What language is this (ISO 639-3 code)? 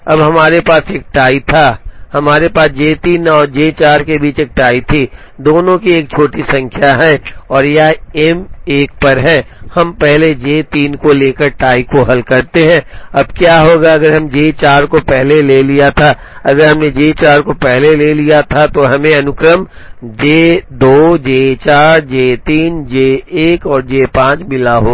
hin